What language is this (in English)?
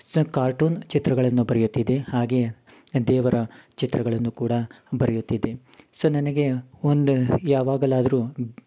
Kannada